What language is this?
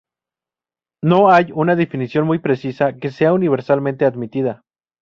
Spanish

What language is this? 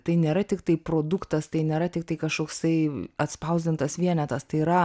Lithuanian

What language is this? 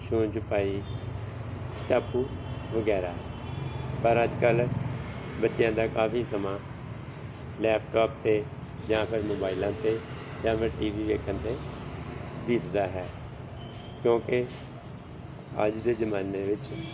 Punjabi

